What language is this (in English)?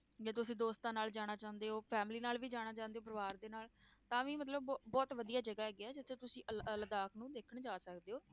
Punjabi